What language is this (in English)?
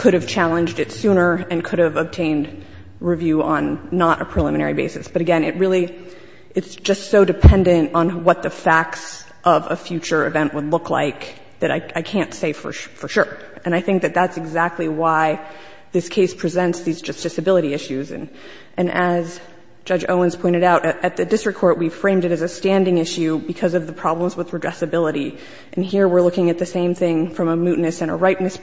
English